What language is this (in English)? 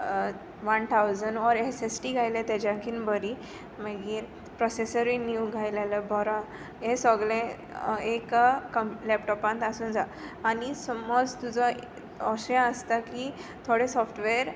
Konkani